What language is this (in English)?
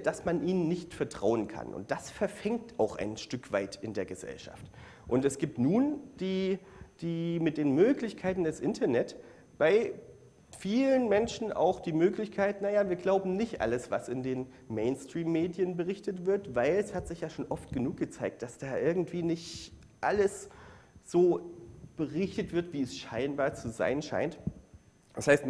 German